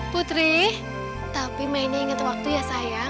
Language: Indonesian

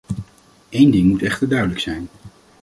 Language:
Dutch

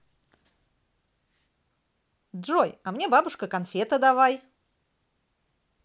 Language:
Russian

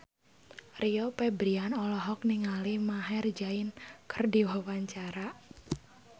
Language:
Sundanese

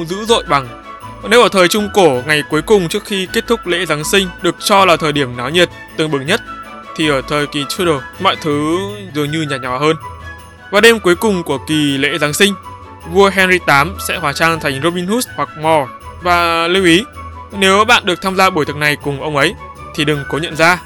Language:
Vietnamese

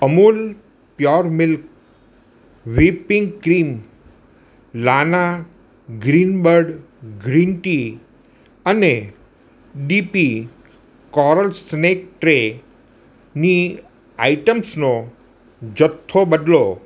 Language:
Gujarati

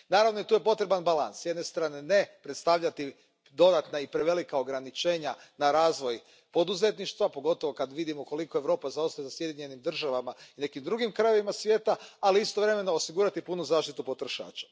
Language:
Croatian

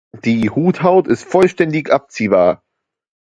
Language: German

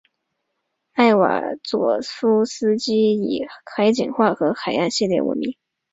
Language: Chinese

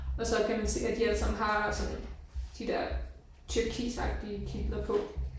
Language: Danish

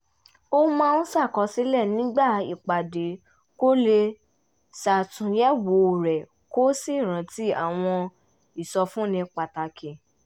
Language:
Yoruba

